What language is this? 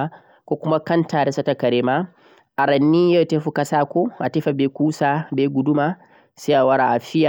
Central-Eastern Niger Fulfulde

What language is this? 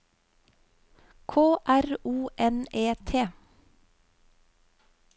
Norwegian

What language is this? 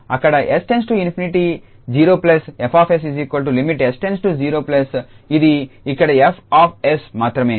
Telugu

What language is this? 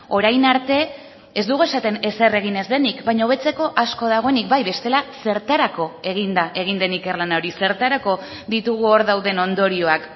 Basque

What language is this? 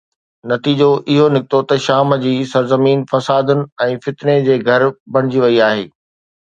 Sindhi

